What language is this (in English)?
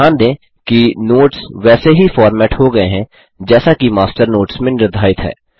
Hindi